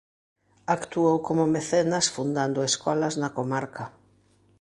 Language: Galician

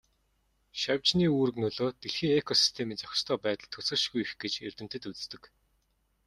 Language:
Mongolian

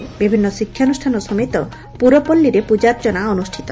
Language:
Odia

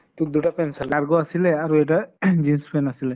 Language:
Assamese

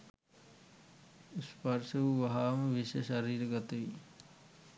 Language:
Sinhala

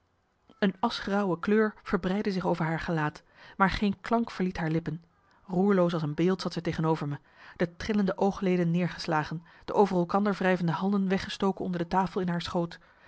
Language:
Dutch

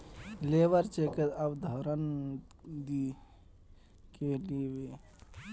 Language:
Magahi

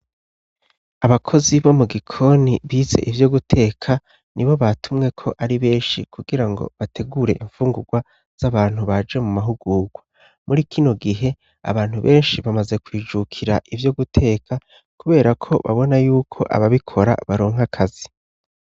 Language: Rundi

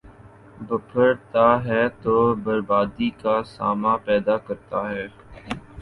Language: Urdu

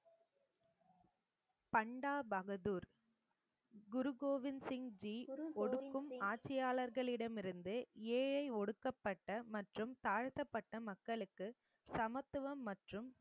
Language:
Tamil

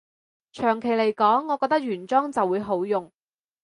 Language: Cantonese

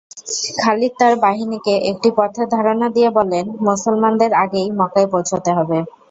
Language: Bangla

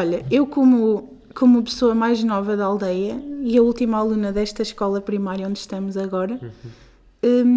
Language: Portuguese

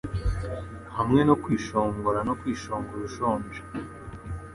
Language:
Kinyarwanda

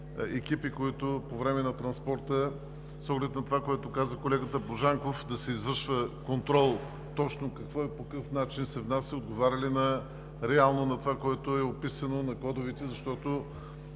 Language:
Bulgarian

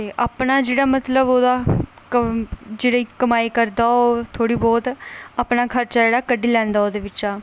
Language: Dogri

